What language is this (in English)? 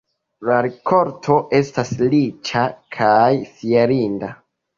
Esperanto